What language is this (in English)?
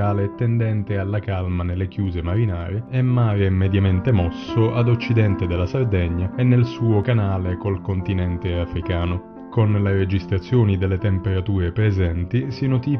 Italian